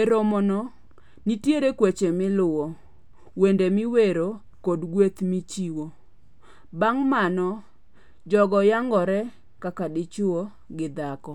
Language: Luo (Kenya and Tanzania)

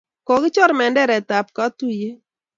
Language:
Kalenjin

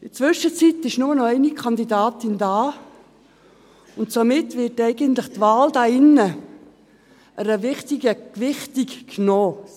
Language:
Swiss German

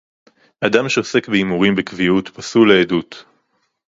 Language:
Hebrew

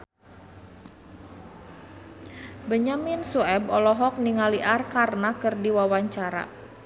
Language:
Sundanese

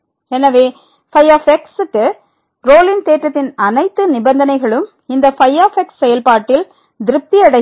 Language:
Tamil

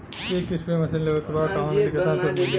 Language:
Bhojpuri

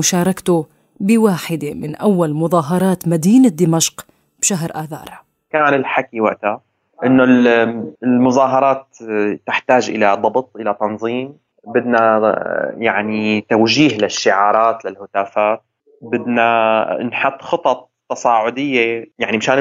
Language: Arabic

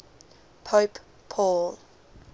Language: English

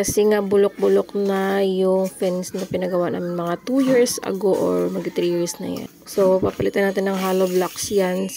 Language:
Filipino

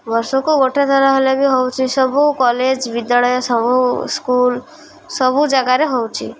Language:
Odia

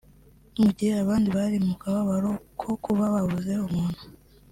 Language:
Kinyarwanda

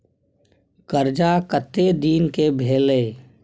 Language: Maithili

